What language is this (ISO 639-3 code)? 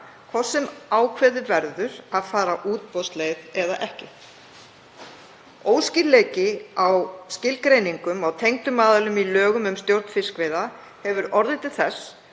isl